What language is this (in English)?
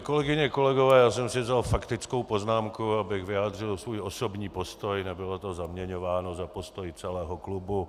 Czech